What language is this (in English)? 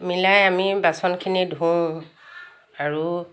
Assamese